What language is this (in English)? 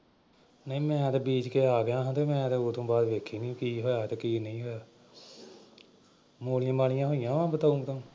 Punjabi